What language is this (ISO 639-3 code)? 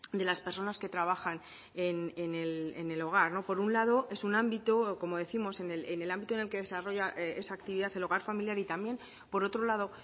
spa